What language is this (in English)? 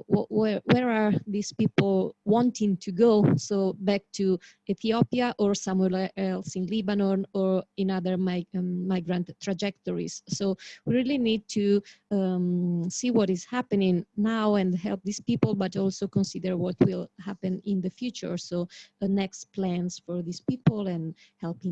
English